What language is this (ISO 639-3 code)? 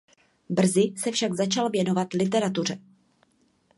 ces